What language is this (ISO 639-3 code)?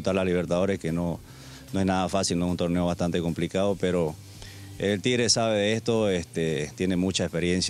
spa